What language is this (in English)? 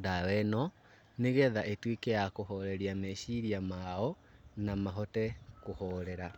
Kikuyu